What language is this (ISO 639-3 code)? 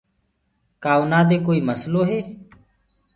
ggg